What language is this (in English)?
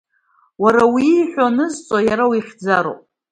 Abkhazian